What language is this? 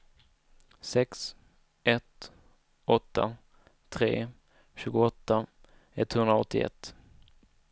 Swedish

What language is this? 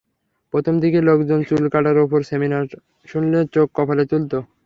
Bangla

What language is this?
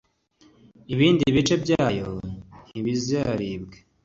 Kinyarwanda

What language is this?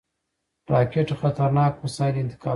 Pashto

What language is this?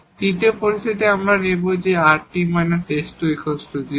Bangla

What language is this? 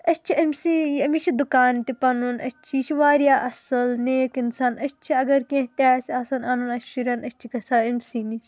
Kashmiri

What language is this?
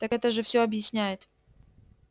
Russian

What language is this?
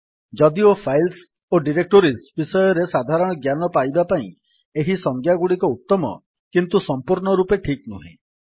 Odia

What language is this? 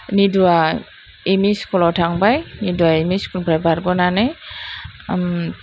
Bodo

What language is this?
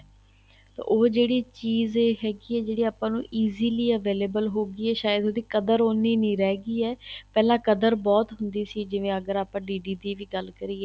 Punjabi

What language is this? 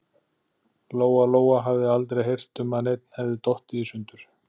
Icelandic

